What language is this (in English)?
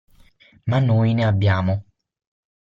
Italian